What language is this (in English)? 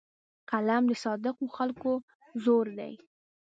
Pashto